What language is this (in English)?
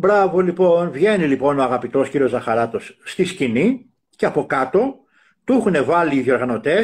Greek